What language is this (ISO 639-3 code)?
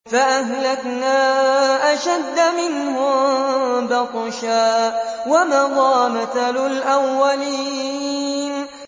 ara